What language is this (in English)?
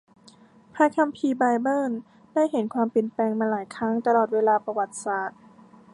Thai